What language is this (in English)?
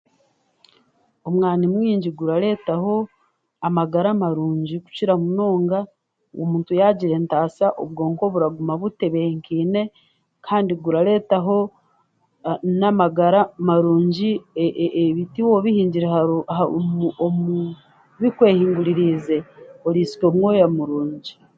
Chiga